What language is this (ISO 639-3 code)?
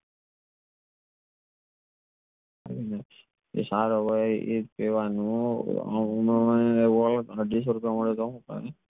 guj